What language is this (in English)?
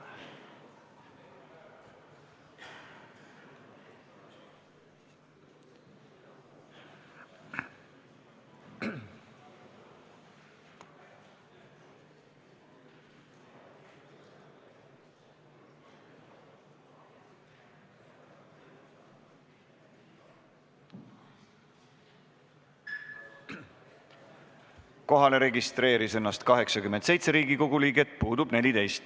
Estonian